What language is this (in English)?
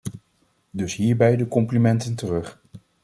Dutch